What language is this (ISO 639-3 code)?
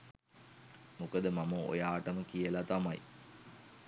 sin